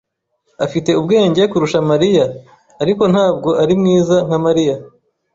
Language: Kinyarwanda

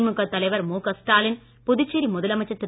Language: Tamil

